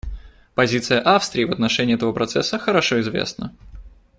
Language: Russian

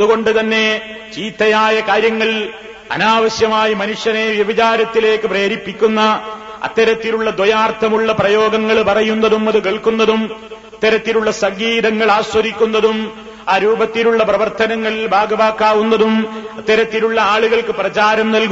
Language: Malayalam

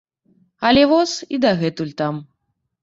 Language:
Belarusian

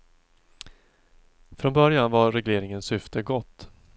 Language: Swedish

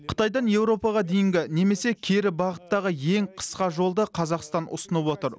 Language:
Kazakh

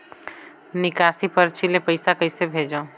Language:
Chhattisgarhi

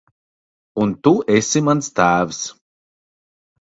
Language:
Latvian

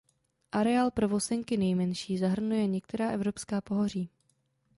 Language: Czech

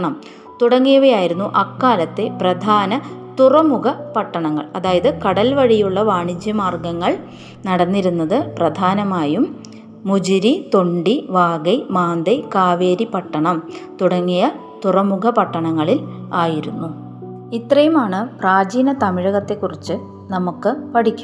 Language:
Malayalam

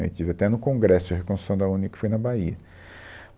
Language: Portuguese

